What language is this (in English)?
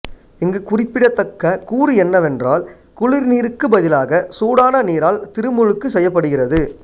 Tamil